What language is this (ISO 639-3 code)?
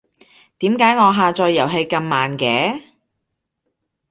yue